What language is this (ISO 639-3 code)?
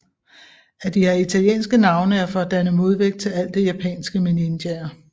dan